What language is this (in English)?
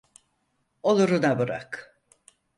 Turkish